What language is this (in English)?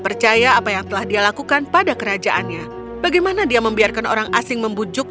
Indonesian